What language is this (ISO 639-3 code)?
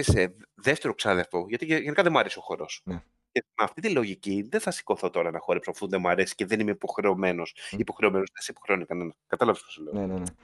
ell